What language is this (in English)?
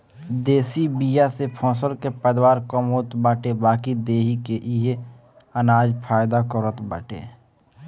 Bhojpuri